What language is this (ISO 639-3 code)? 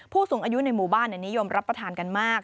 tha